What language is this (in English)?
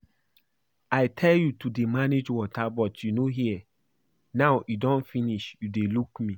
Nigerian Pidgin